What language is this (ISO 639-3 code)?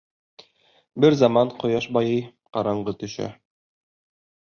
bak